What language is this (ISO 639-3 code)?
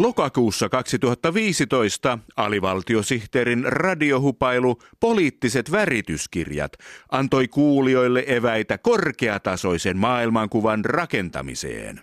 fin